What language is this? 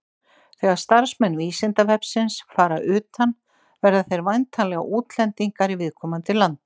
Icelandic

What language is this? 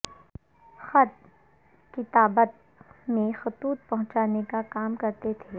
Urdu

